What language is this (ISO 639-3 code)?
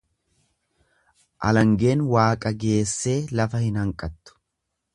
orm